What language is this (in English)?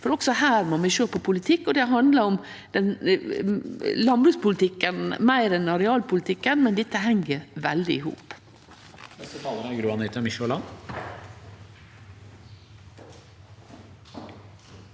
Norwegian